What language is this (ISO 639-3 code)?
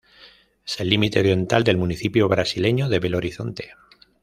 spa